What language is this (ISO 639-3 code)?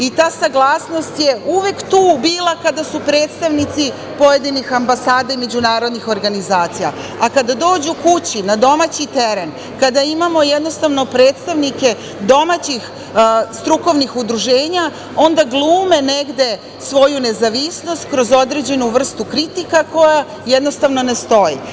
srp